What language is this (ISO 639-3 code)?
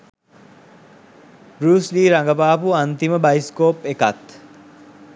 sin